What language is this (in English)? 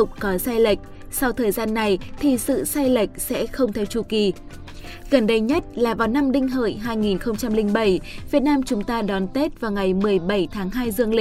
Vietnamese